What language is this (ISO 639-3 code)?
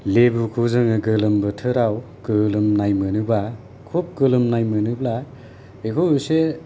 brx